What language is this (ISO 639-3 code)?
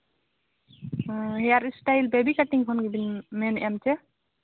sat